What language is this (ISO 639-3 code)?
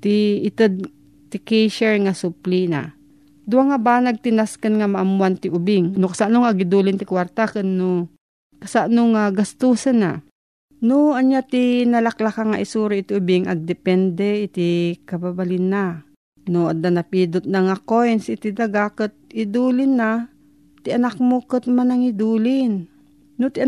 fil